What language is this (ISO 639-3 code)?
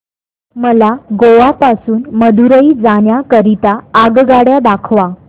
mar